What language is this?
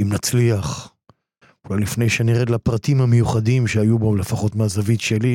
Hebrew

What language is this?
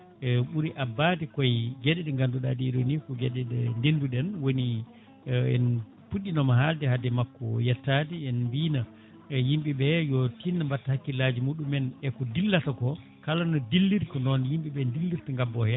Fula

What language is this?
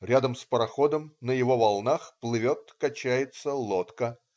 Russian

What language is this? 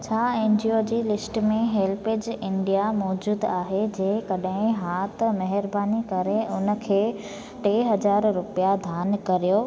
Sindhi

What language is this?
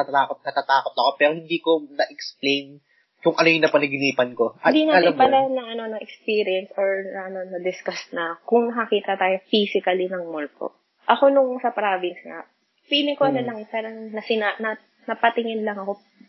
Filipino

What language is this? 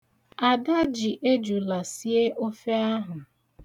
Igbo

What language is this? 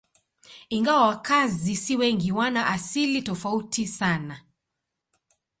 Swahili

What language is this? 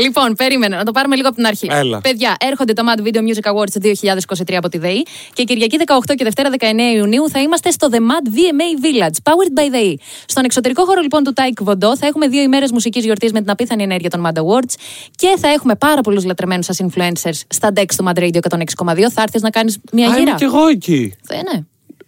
Greek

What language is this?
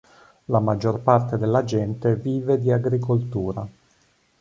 Italian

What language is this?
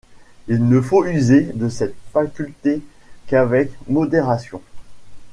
French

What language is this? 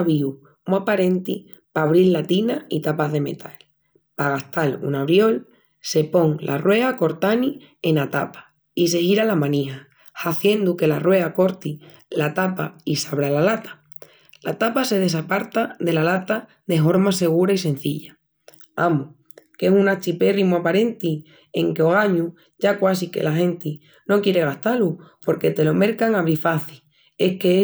Extremaduran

